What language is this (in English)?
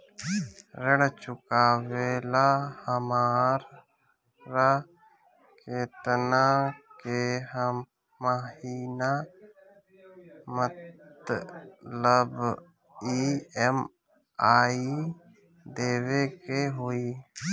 Bhojpuri